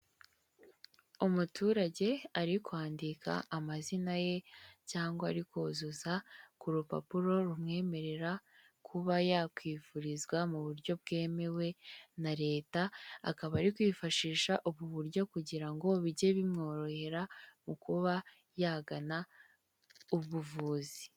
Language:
Kinyarwanda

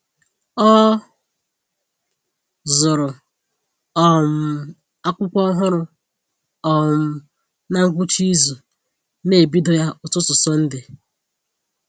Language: Igbo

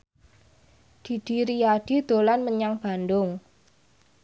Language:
Javanese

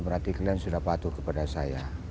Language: Indonesian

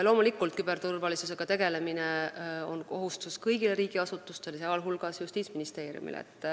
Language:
Estonian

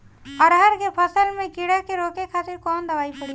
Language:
Bhojpuri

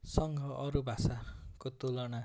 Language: Nepali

